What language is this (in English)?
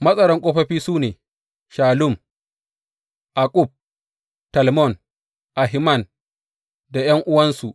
Hausa